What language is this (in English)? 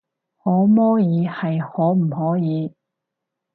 Cantonese